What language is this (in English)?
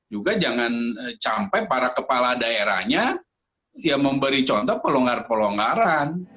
Indonesian